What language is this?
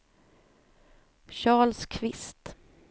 Swedish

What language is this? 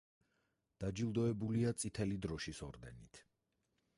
Georgian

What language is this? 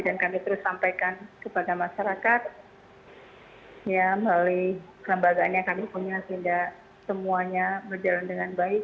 Indonesian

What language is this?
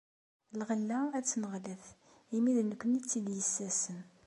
Kabyle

